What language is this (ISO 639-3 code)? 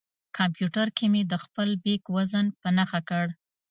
pus